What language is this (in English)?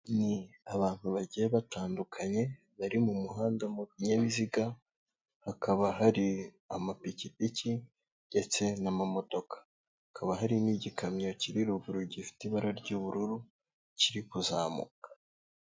Kinyarwanda